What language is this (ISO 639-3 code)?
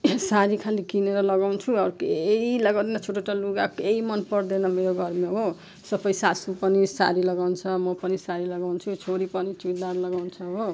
nep